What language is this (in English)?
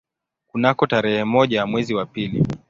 Swahili